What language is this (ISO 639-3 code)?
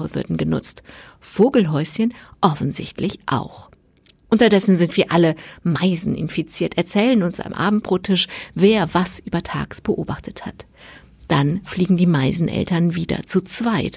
deu